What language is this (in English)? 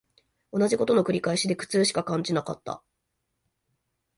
Japanese